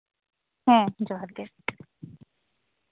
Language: Santali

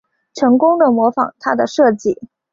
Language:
Chinese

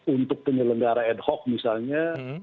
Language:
Indonesian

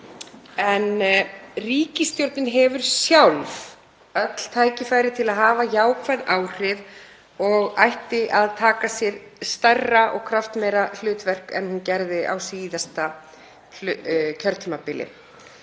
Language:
Icelandic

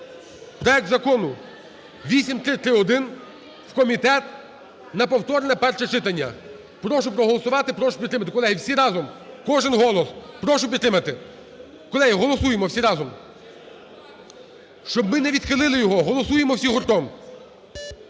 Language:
Ukrainian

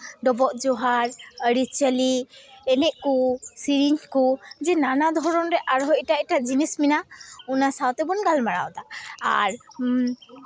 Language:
Santali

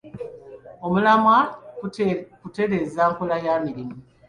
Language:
Ganda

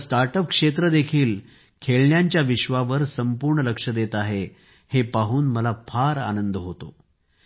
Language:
Marathi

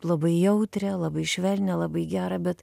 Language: Lithuanian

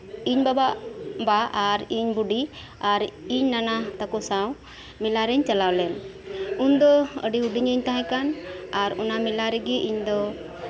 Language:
Santali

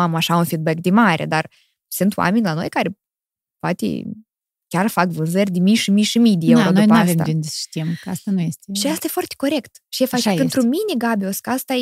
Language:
Romanian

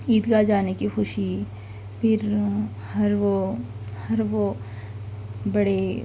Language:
Urdu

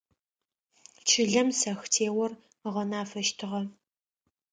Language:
Adyghe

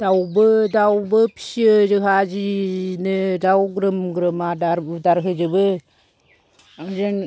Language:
Bodo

